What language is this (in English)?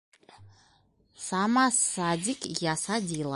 Bashkir